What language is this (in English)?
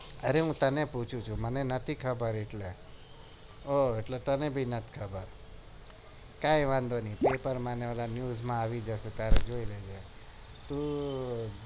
Gujarati